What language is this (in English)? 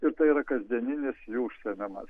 Lithuanian